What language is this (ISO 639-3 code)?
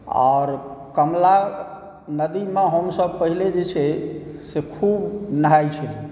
mai